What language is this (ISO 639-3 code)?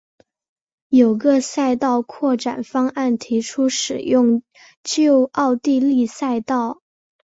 zho